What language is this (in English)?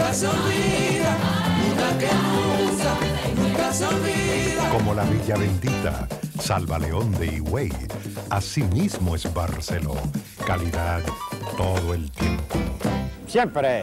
Thai